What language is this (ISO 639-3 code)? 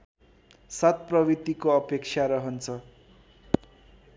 nep